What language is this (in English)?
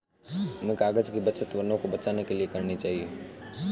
Hindi